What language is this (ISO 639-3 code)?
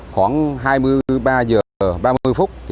vie